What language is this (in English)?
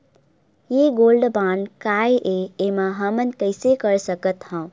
Chhattisgarhi